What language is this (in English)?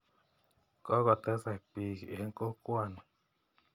Kalenjin